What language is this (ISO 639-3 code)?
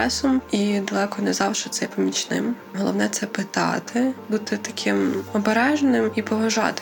ukr